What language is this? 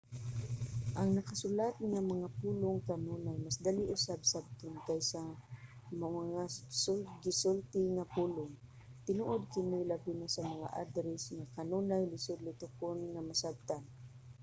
Cebuano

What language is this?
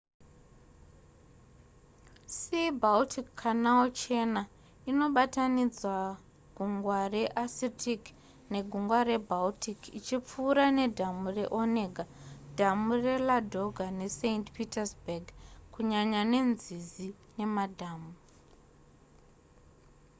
Shona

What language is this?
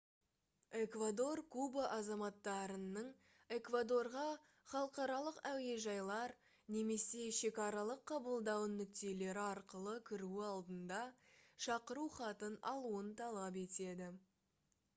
Kazakh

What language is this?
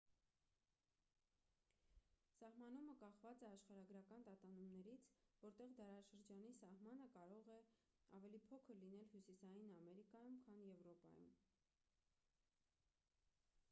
Armenian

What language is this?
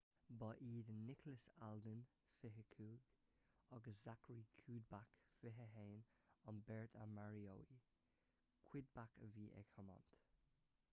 Irish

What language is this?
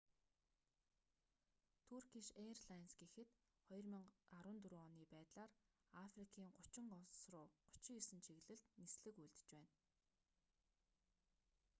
Mongolian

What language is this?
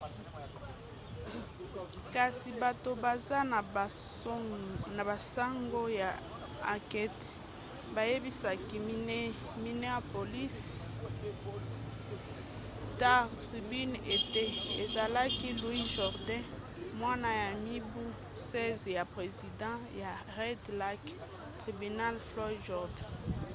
Lingala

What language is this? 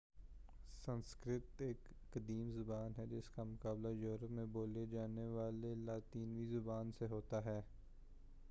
Urdu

